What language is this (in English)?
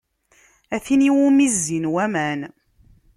Kabyle